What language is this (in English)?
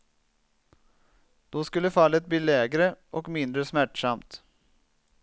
Swedish